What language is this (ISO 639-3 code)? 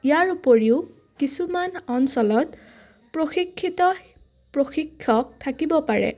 asm